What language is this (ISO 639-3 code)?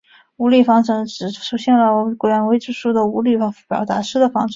zho